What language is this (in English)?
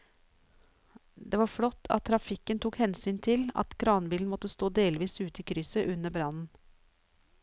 Norwegian